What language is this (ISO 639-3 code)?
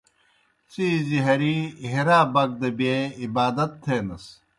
plk